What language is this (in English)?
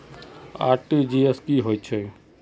Magahi